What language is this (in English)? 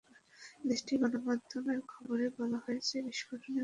Bangla